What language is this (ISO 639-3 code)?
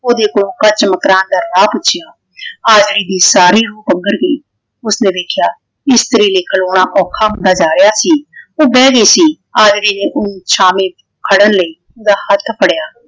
pan